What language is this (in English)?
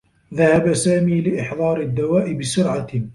Arabic